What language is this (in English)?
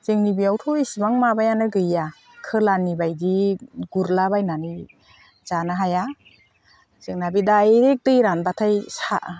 Bodo